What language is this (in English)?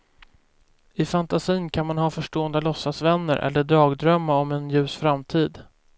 Swedish